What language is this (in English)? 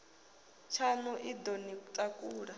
Venda